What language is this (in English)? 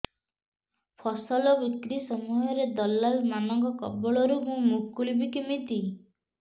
Odia